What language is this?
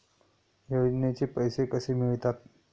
Marathi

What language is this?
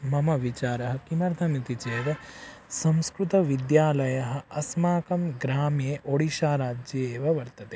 Sanskrit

